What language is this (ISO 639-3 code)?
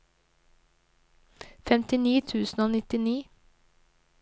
nor